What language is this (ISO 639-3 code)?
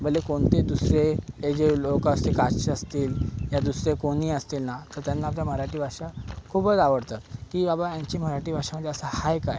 mar